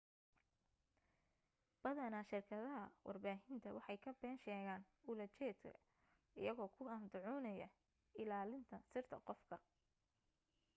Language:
Somali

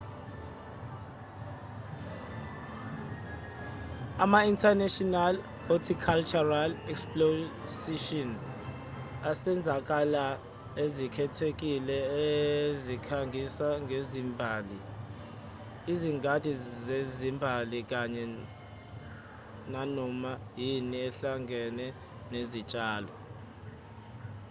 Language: Zulu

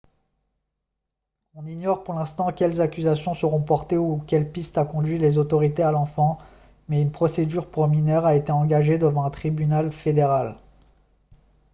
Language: French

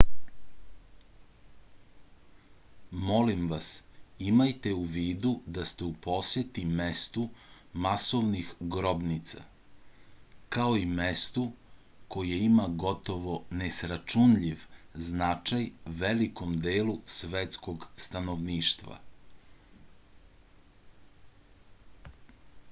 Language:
Serbian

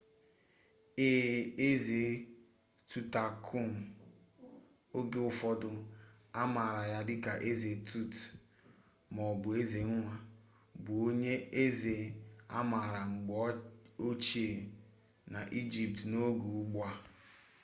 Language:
Igbo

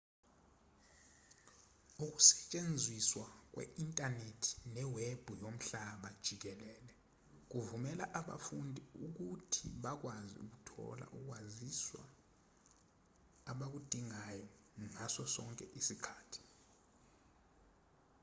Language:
Zulu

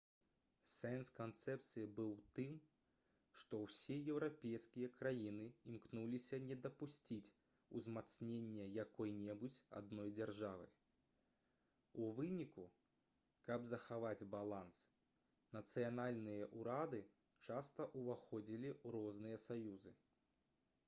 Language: Belarusian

